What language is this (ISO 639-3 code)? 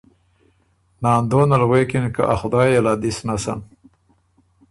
oru